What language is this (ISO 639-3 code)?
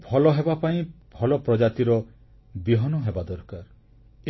ori